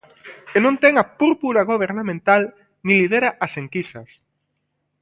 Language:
Galician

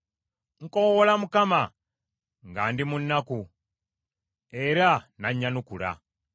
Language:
Ganda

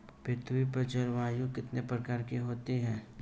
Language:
Hindi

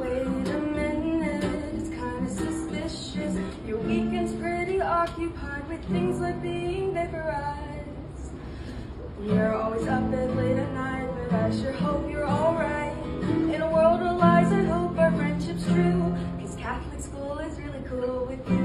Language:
English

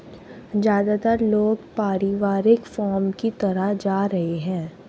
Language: Hindi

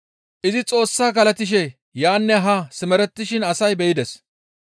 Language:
Gamo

